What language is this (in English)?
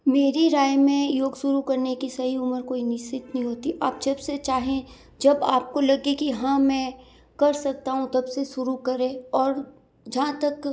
Hindi